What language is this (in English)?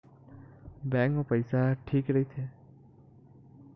Chhattisgarhi